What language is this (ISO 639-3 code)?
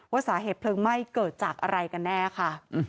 tha